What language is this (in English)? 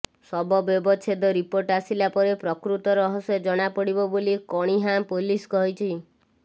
Odia